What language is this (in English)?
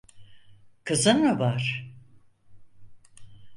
Turkish